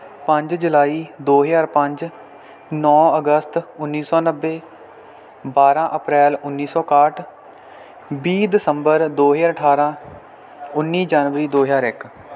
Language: Punjabi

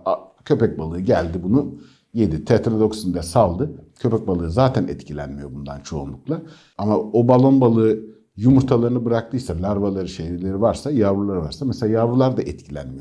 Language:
Turkish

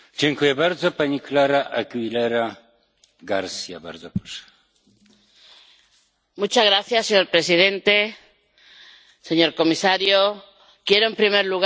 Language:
Spanish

